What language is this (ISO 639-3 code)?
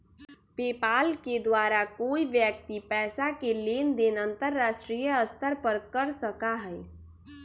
mag